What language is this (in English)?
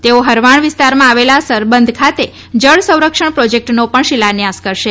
Gujarati